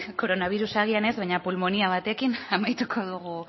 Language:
Basque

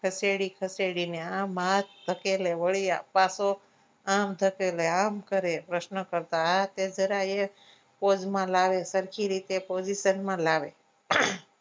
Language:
Gujarati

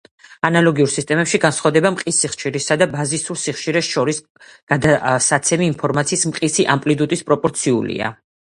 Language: Georgian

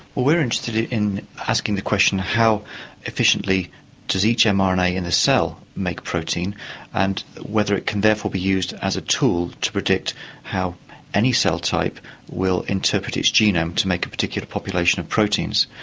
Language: English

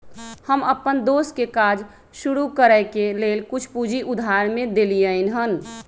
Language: Magahi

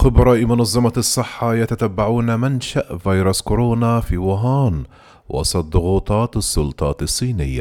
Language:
Arabic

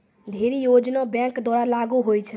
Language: Maithili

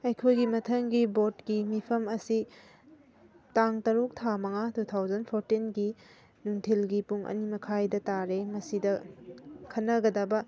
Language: Manipuri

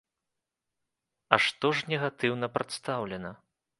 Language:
Belarusian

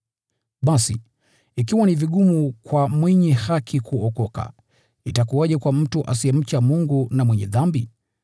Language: Swahili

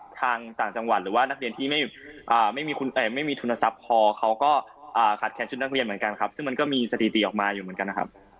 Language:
Thai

